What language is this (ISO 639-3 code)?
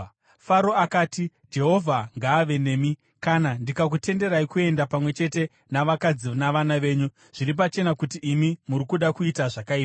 sna